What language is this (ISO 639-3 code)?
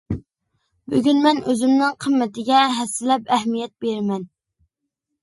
uig